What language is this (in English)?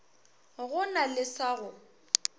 Northern Sotho